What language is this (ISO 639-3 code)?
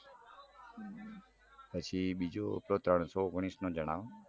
guj